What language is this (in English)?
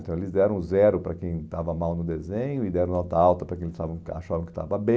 Portuguese